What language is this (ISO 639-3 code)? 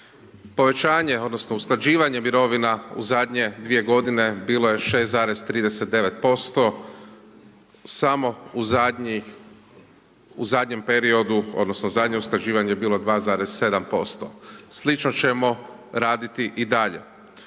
hrv